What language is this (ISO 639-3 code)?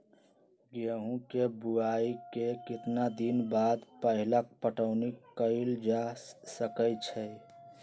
mag